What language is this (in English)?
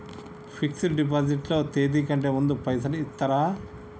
Telugu